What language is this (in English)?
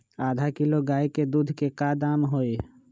Magahi